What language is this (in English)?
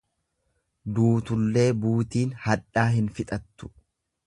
Oromo